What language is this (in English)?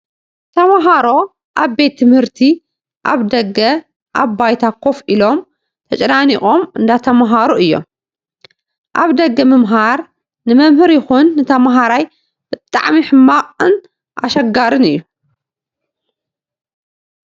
Tigrinya